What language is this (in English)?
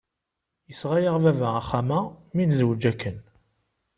Kabyle